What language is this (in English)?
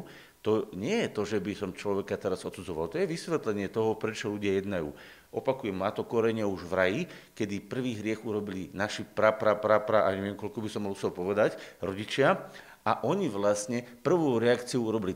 Slovak